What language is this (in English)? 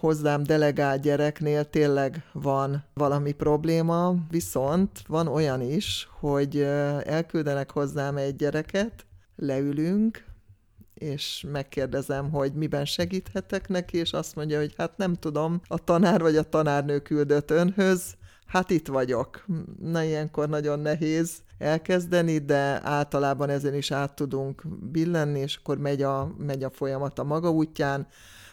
Hungarian